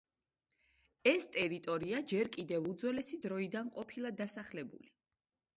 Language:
Georgian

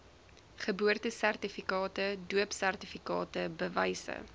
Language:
Afrikaans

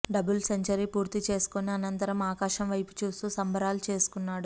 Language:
Telugu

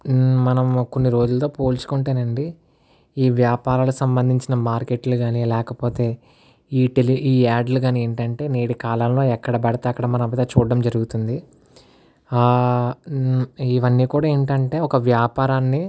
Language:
Telugu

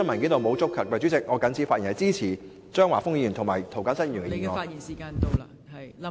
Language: Cantonese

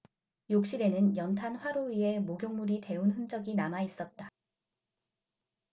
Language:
Korean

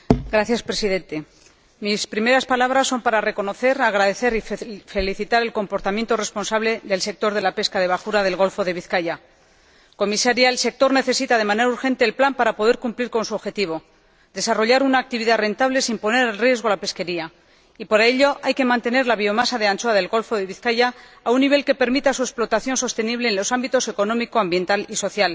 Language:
Spanish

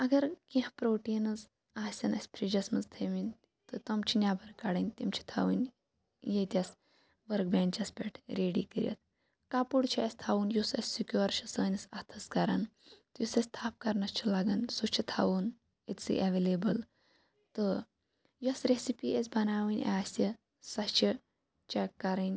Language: Kashmiri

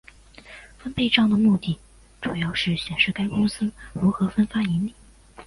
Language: Chinese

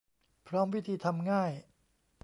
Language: Thai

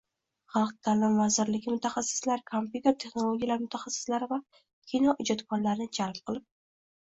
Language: Uzbek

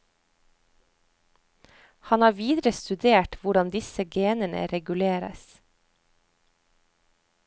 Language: Norwegian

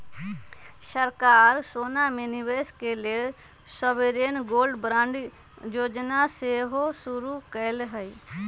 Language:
Magahi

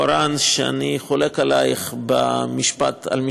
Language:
Hebrew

